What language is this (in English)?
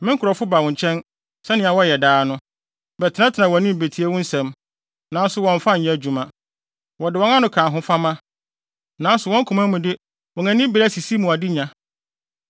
Akan